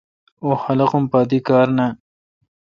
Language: Kalkoti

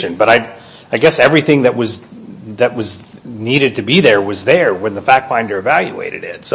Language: English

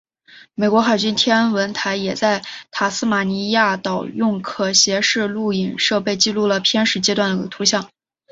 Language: Chinese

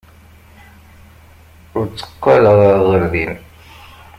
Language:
Kabyle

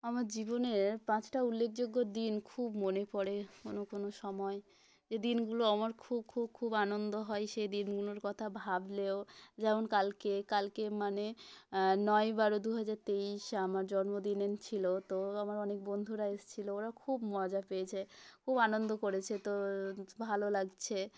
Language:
Bangla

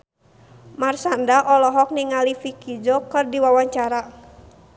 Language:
Sundanese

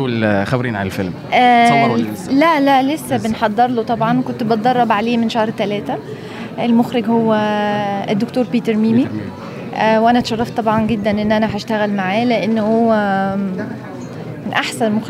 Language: Arabic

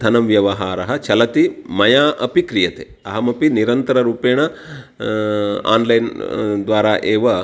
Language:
Sanskrit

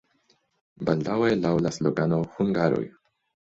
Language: Esperanto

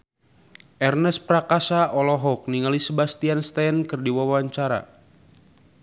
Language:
Sundanese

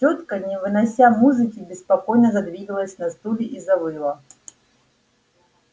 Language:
Russian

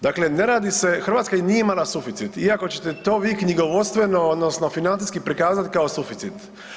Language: Croatian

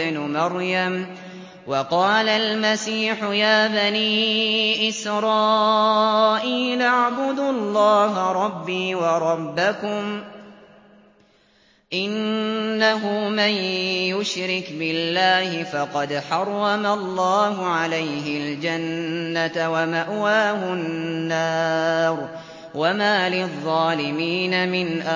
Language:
Arabic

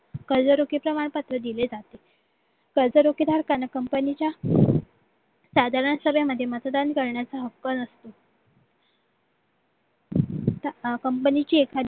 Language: Marathi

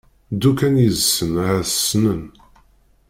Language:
Kabyle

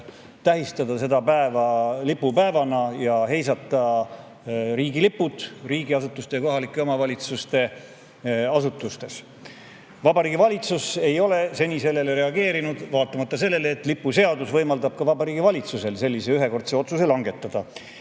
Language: Estonian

